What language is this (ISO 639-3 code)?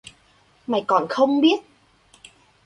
vie